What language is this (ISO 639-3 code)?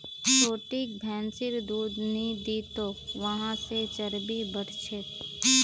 mag